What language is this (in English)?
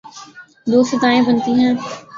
Urdu